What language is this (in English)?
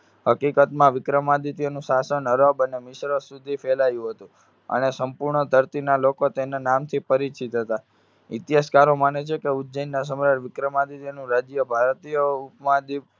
Gujarati